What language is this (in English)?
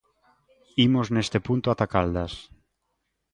Galician